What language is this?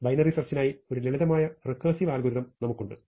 Malayalam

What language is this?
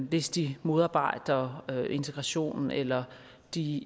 Danish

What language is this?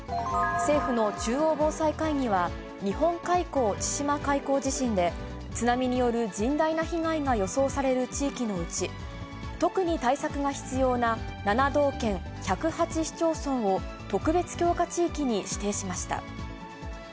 Japanese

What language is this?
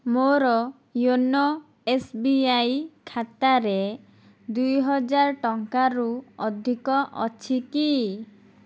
Odia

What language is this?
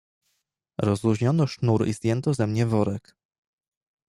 Polish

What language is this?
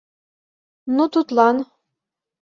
Mari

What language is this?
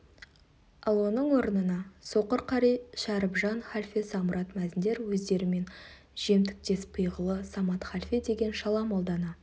Kazakh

